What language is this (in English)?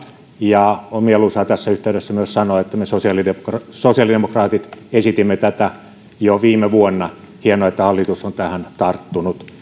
Finnish